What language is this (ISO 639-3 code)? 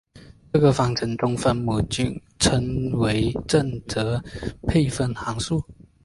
zho